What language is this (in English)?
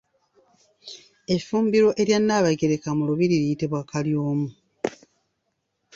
Ganda